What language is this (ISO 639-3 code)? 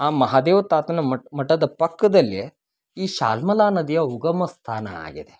kan